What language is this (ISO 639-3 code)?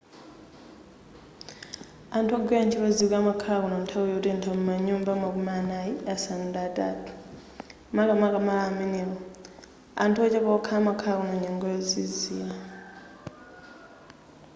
nya